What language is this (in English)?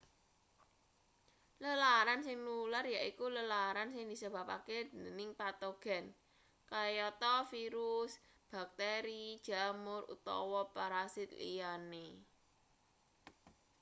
Javanese